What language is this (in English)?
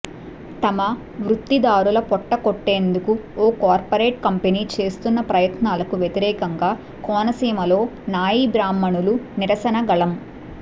Telugu